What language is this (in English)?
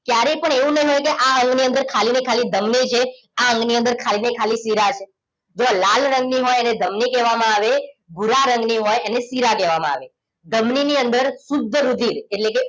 Gujarati